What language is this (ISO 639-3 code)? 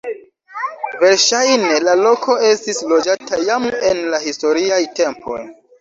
epo